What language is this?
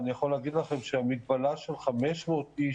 Hebrew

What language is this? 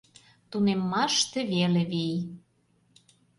Mari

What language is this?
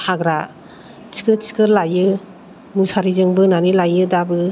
Bodo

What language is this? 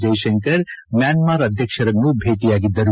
Kannada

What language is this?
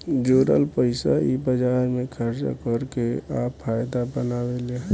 Bhojpuri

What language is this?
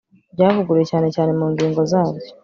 Kinyarwanda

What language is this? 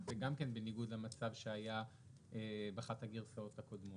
Hebrew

